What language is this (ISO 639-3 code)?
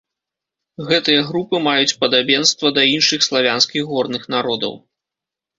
bel